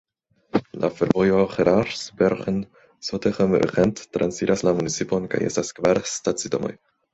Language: Esperanto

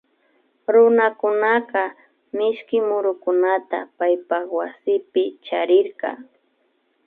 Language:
Imbabura Highland Quichua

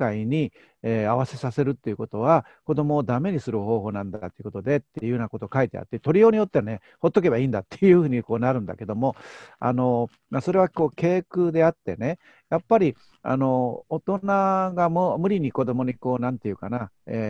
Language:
Japanese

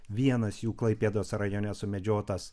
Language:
Lithuanian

